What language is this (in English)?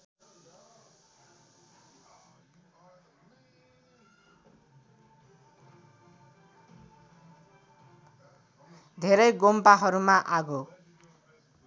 Nepali